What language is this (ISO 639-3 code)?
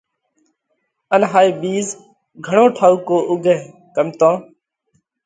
kvx